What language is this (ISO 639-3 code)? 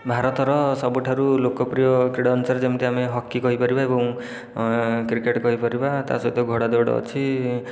ori